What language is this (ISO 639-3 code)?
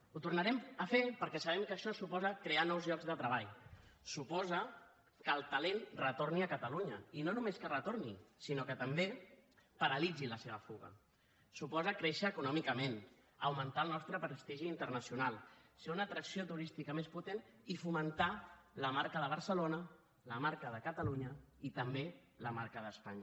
cat